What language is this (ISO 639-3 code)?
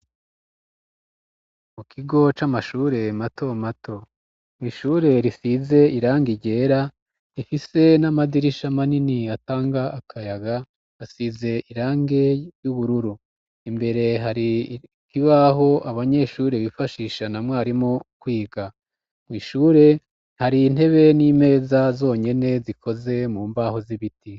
run